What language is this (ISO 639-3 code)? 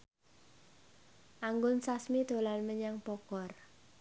jav